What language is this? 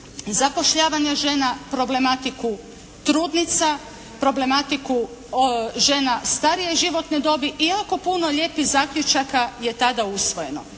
Croatian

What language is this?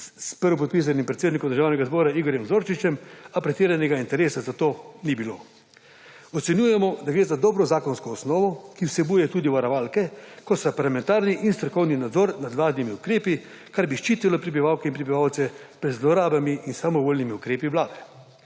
Slovenian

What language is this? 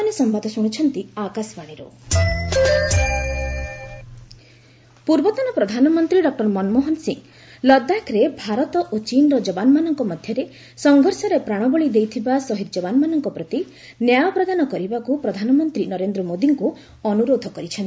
Odia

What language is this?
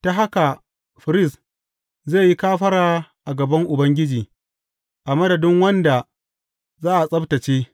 Hausa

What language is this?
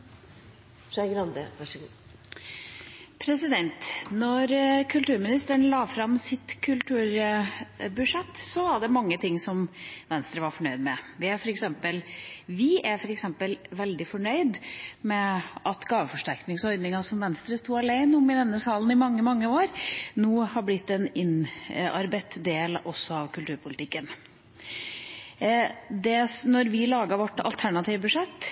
Norwegian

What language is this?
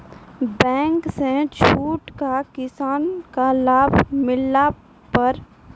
Maithili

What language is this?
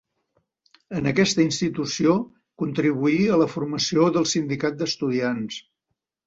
Catalan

